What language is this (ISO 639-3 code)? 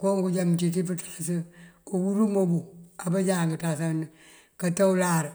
mfv